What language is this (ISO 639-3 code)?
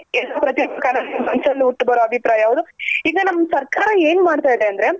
kan